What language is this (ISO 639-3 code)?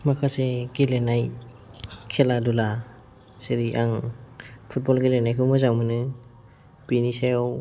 brx